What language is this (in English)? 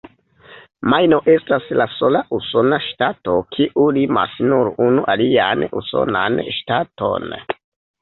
Esperanto